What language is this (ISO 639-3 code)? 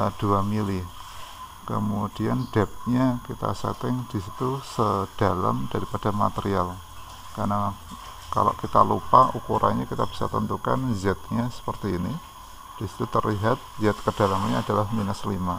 ind